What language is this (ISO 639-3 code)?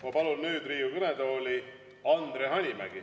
est